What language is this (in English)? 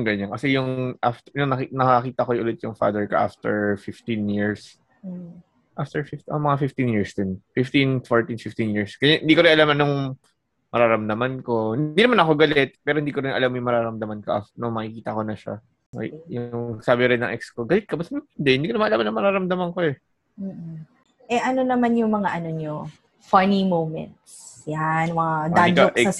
Filipino